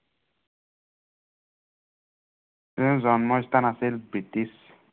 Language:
Assamese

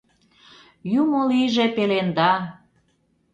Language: Mari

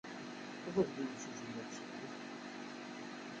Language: Kabyle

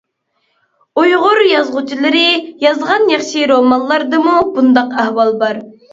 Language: Uyghur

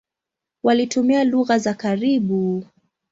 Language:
Swahili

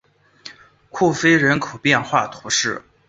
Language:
Chinese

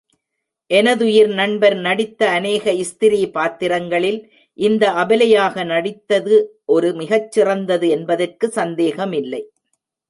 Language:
Tamil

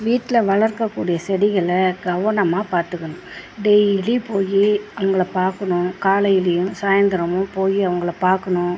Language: Tamil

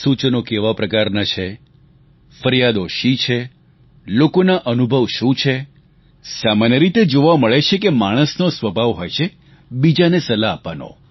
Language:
Gujarati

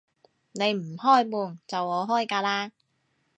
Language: Cantonese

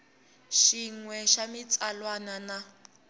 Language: Tsonga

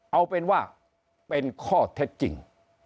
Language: Thai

